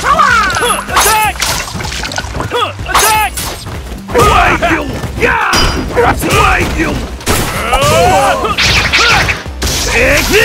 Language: English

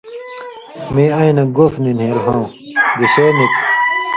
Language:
Indus Kohistani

